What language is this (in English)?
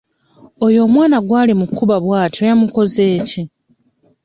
Ganda